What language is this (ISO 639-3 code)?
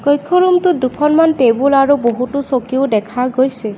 asm